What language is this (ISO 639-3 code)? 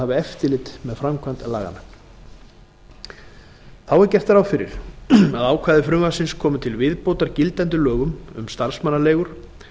isl